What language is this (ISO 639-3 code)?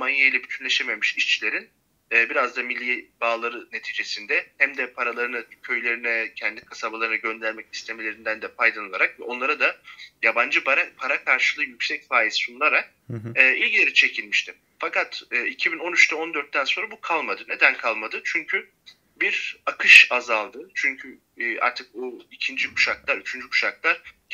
tur